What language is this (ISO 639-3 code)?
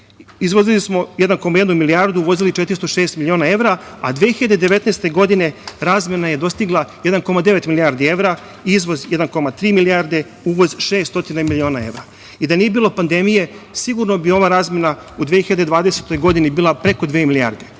srp